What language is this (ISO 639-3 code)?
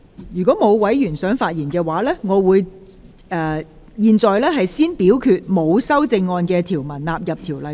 yue